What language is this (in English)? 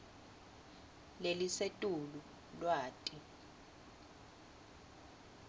Swati